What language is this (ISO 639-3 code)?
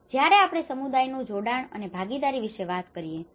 guj